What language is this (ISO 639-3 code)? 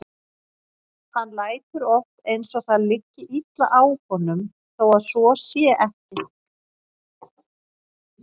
isl